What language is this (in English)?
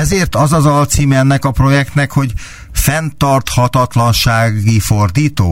Hungarian